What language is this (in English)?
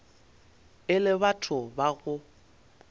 Northern Sotho